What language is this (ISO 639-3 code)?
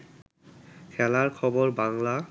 ben